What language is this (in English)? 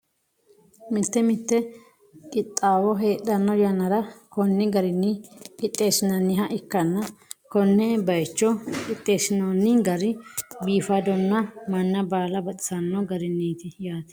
Sidamo